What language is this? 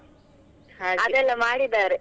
Kannada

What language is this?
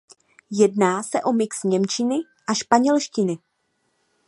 Czech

